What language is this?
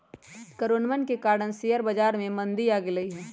Magahi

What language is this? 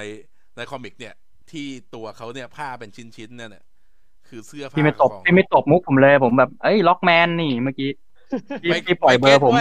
Thai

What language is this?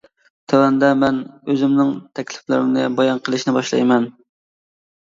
Uyghur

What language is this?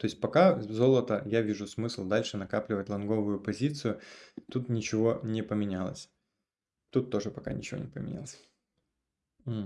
Russian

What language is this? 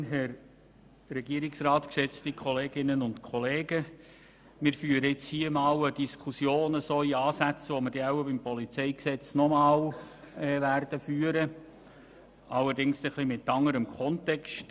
Swiss German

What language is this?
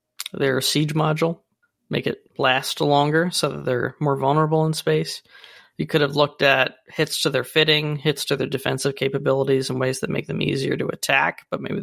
English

